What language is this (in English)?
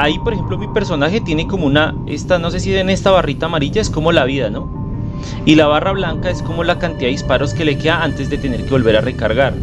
Spanish